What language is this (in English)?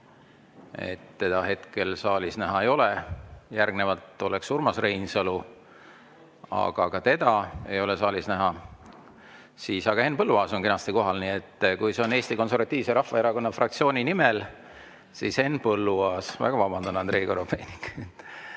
Estonian